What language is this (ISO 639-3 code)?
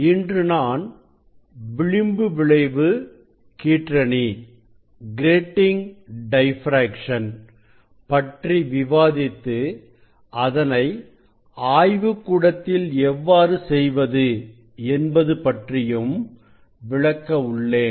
tam